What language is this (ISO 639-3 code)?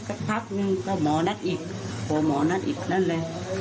tha